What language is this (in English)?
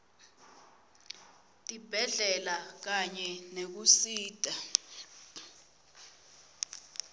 Swati